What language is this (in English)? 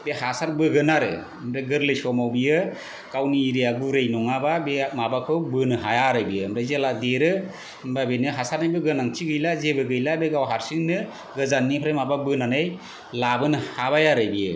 Bodo